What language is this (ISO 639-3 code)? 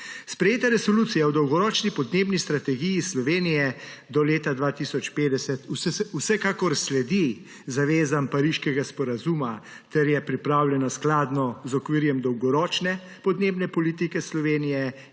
slv